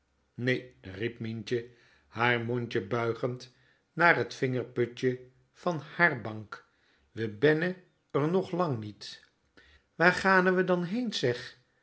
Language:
Dutch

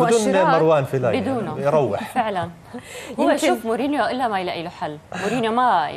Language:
Arabic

